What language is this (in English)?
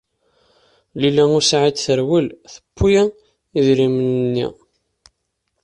Kabyle